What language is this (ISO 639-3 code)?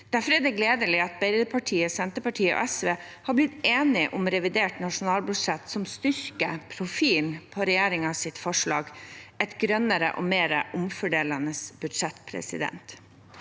nor